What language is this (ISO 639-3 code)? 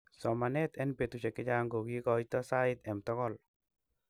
kln